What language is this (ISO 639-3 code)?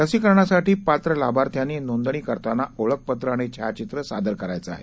mar